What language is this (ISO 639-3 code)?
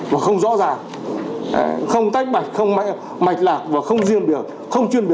vie